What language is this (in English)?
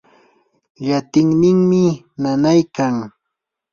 Yanahuanca Pasco Quechua